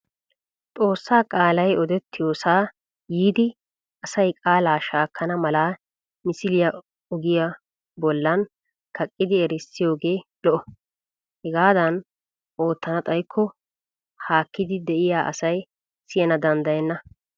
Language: Wolaytta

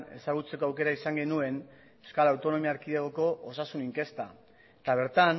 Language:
Basque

